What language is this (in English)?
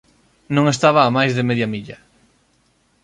Galician